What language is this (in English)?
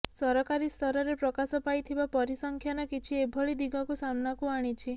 Odia